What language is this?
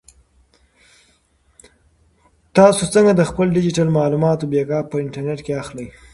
Pashto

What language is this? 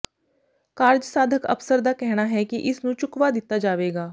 Punjabi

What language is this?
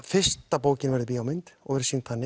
Icelandic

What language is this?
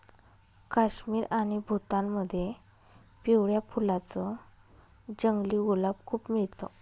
Marathi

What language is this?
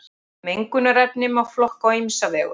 Icelandic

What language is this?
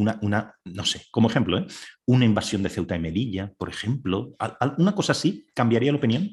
Spanish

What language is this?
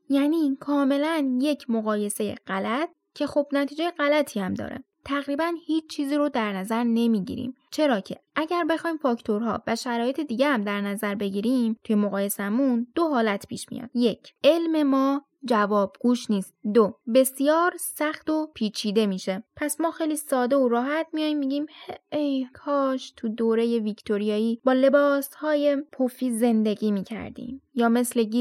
Persian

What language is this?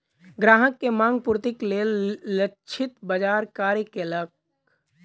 Maithili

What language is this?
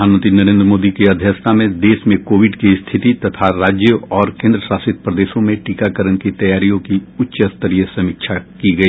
Hindi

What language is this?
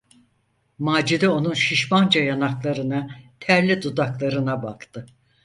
Turkish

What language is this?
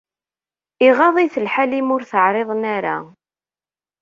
Kabyle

